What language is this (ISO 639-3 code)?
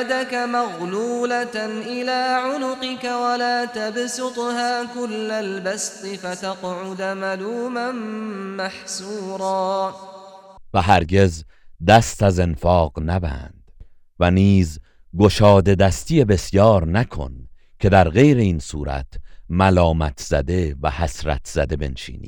fas